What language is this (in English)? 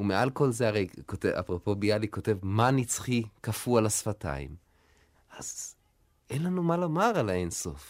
Hebrew